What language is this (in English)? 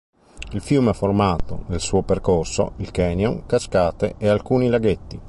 Italian